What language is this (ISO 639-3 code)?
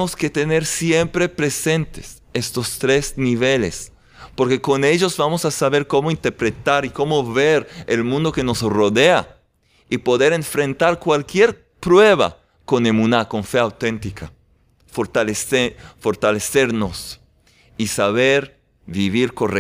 spa